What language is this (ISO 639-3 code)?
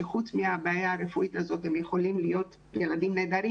heb